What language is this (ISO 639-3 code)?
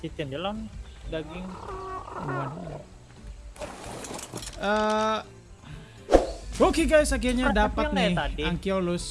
ind